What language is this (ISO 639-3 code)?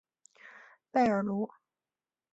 zho